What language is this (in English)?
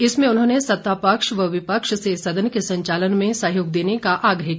Hindi